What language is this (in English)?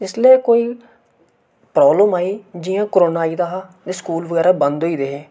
Dogri